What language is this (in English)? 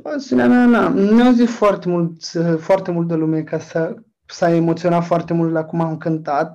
Romanian